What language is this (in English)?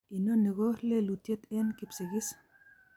Kalenjin